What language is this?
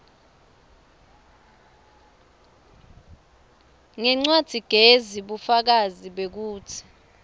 Swati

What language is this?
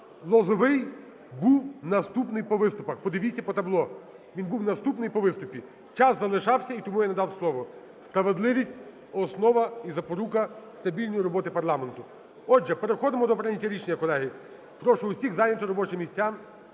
Ukrainian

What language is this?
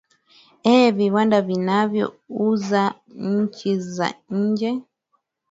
Swahili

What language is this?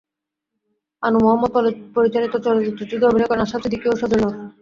Bangla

